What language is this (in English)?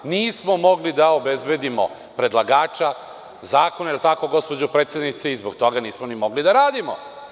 Serbian